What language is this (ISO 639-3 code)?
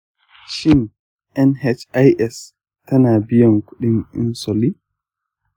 hau